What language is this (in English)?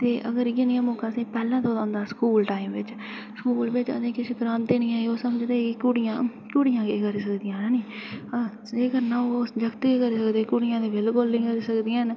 Dogri